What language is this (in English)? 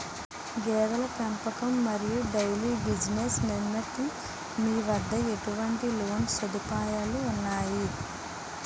Telugu